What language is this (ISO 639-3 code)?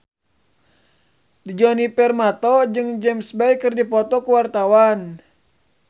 sun